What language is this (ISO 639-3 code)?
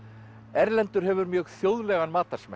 isl